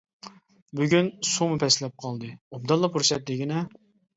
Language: Uyghur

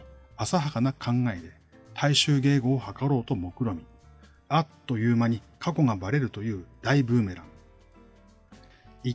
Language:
Japanese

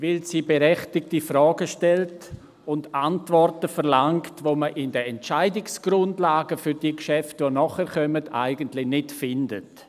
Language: Swiss German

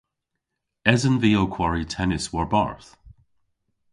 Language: Cornish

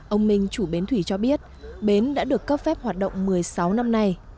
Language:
Vietnamese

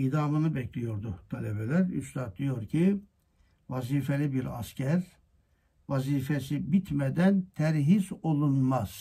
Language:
Turkish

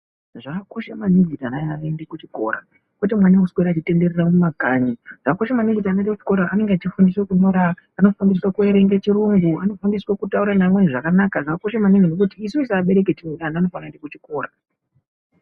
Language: Ndau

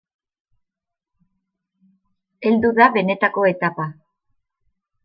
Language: Basque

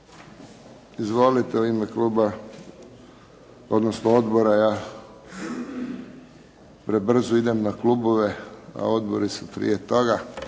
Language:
Croatian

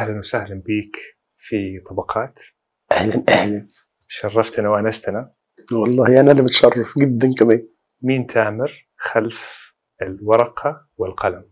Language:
Arabic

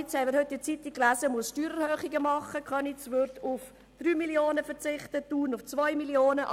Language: Swiss German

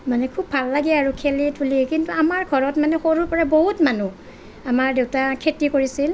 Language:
Assamese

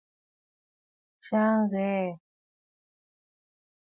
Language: Bafut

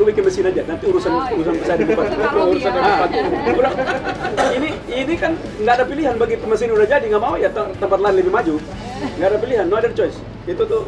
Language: Indonesian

